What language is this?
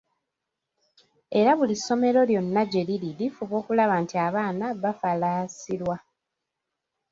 Ganda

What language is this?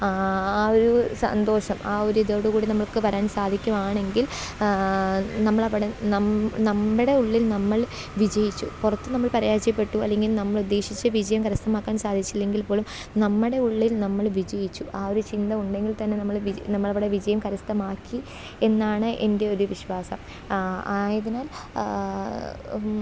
Malayalam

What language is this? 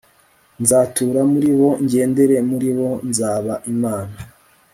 Kinyarwanda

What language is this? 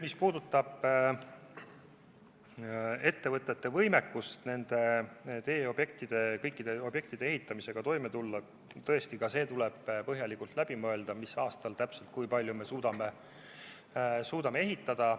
Estonian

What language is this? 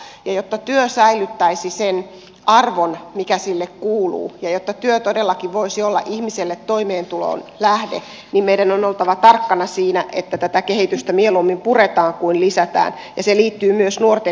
Finnish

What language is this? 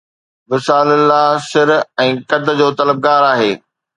Sindhi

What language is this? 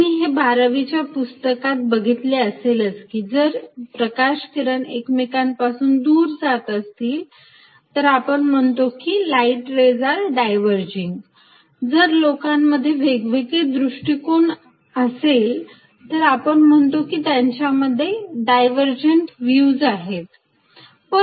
Marathi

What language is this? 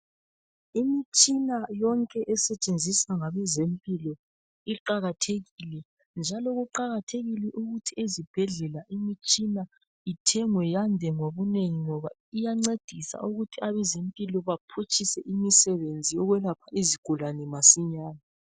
North Ndebele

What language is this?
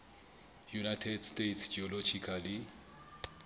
Southern Sotho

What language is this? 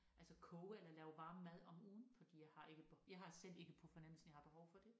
Danish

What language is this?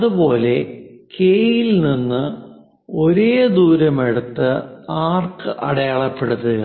Malayalam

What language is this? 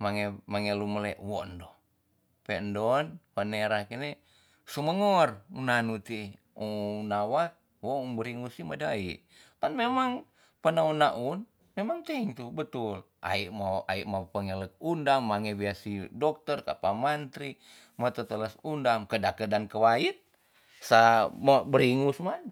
Tonsea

